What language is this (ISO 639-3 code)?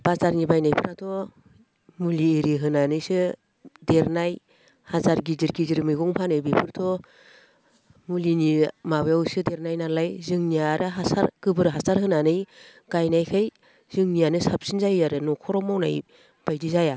brx